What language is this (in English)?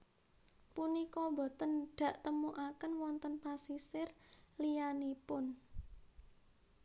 Javanese